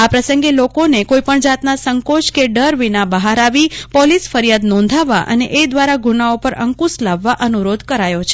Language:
Gujarati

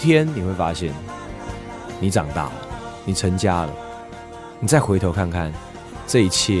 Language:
Chinese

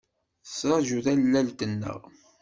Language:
Kabyle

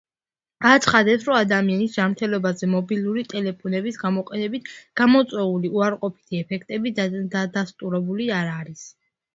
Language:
Georgian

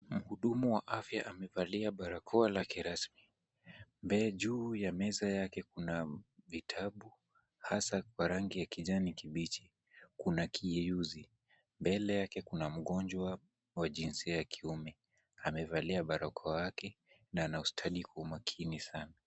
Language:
Swahili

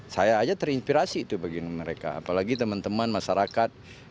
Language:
Indonesian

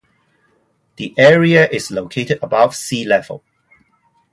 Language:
English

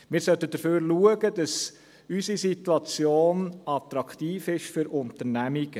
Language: Swiss German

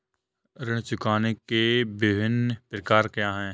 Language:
Hindi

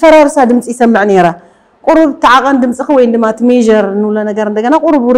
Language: Arabic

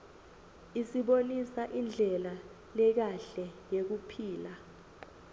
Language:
Swati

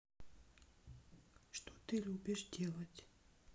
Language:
Russian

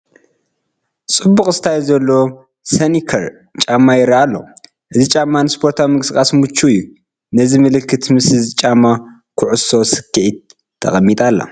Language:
Tigrinya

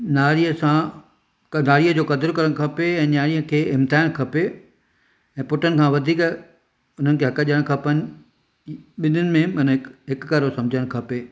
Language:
Sindhi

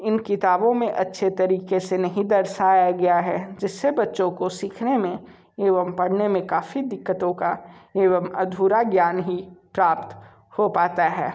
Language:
Hindi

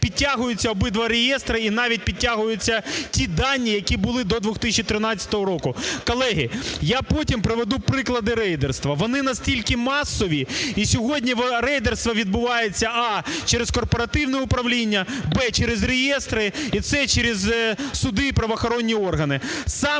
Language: Ukrainian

